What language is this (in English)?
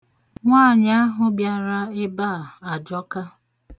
Igbo